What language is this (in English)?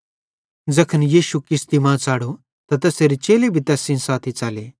Bhadrawahi